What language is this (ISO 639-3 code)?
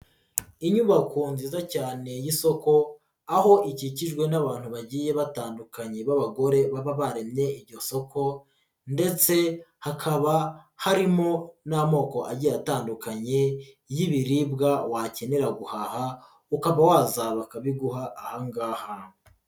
kin